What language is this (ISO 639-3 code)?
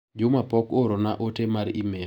luo